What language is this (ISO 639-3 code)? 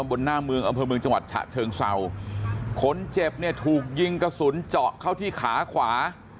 tha